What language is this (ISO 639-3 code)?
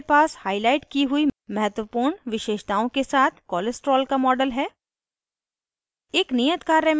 hin